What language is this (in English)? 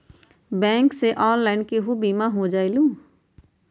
Magahi